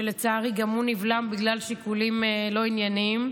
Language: Hebrew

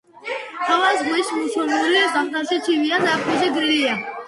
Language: Georgian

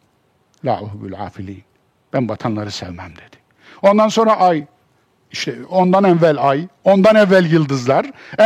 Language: Turkish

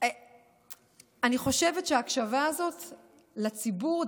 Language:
Hebrew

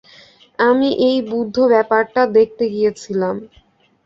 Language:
Bangla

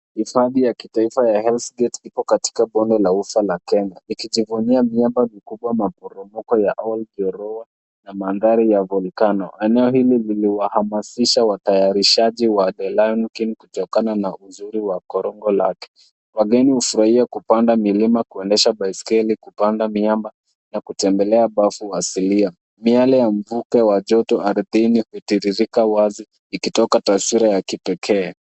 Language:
Swahili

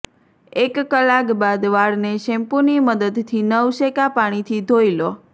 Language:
Gujarati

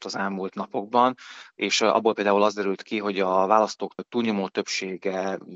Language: Hungarian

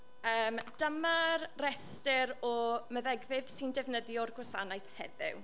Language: Welsh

